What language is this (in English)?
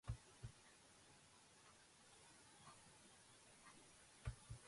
Georgian